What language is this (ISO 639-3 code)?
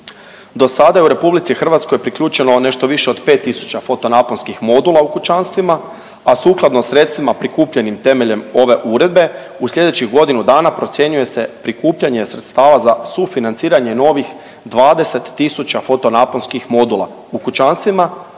hrv